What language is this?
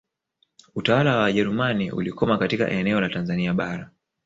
Swahili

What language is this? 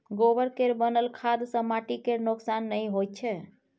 Maithili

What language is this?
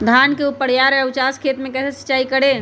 Magahi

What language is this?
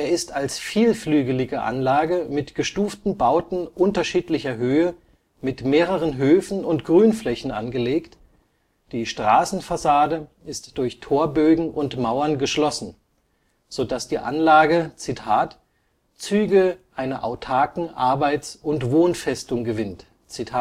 German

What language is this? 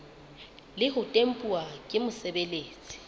Southern Sotho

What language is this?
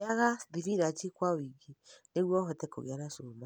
Kikuyu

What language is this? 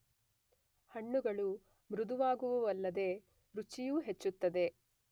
Kannada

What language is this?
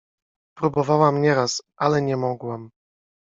Polish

